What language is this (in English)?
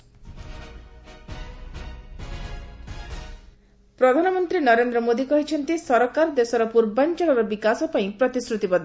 Odia